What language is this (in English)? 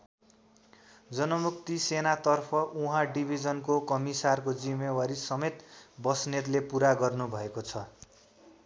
Nepali